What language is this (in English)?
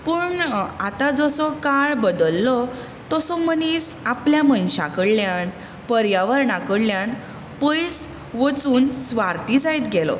Konkani